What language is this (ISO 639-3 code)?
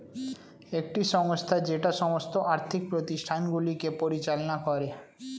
ben